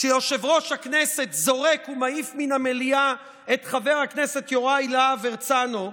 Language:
Hebrew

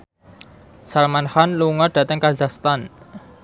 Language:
Javanese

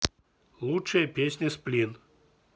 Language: Russian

